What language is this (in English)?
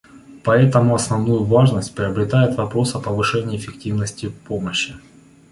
Russian